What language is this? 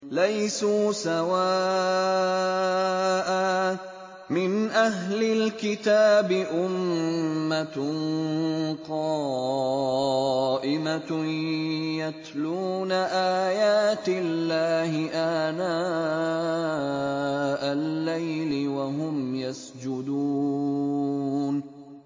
Arabic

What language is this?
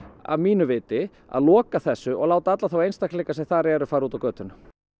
Icelandic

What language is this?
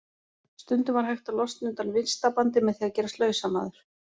Icelandic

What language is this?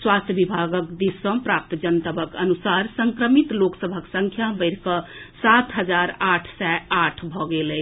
Maithili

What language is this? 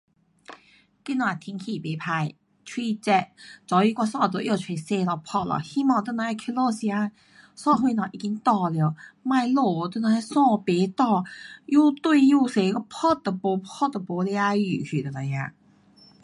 Pu-Xian Chinese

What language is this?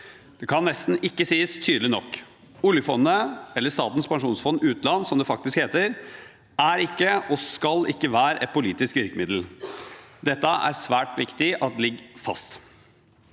Norwegian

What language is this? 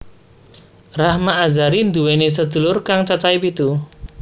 Javanese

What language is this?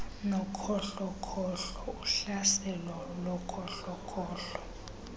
Xhosa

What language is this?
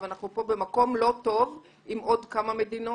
Hebrew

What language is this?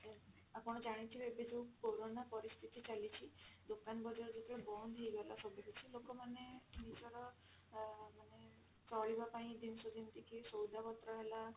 Odia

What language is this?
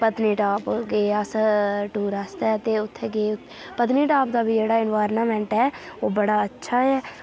Dogri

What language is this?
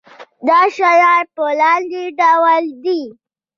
Pashto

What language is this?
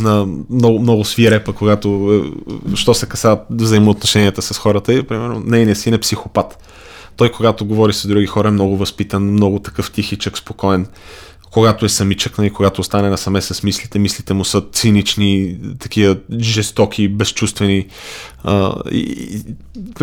Bulgarian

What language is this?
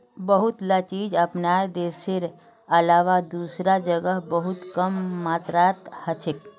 Magahi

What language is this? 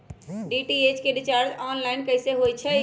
Magahi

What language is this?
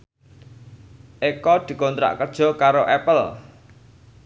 Javanese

